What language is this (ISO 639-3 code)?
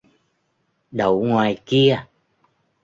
vie